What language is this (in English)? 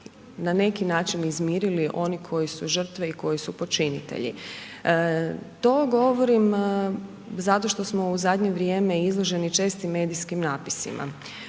Croatian